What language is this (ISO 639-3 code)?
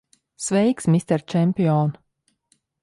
lav